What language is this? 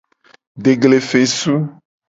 Gen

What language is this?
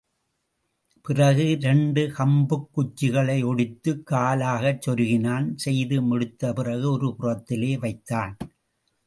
Tamil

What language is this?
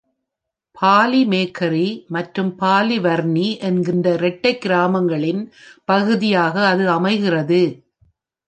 Tamil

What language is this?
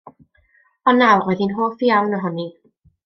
Welsh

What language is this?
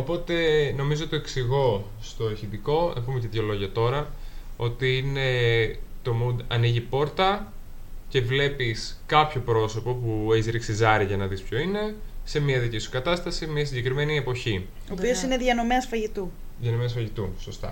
Greek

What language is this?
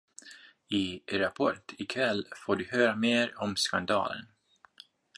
Swedish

